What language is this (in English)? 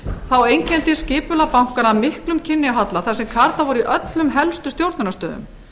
Icelandic